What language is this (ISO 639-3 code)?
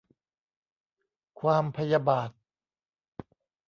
tha